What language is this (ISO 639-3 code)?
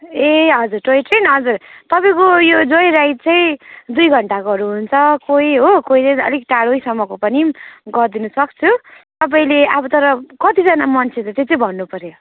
nep